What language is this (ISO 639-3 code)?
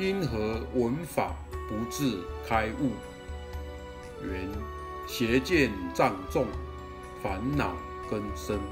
zho